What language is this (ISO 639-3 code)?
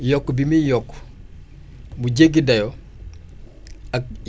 wol